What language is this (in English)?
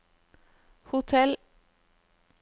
Norwegian